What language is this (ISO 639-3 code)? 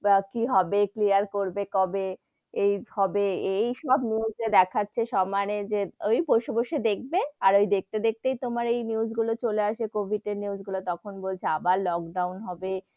ben